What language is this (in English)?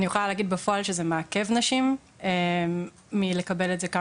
Hebrew